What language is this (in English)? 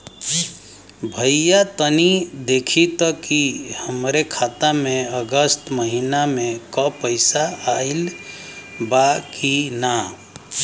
Bhojpuri